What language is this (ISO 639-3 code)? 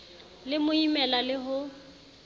sot